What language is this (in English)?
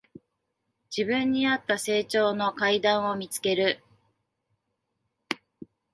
Japanese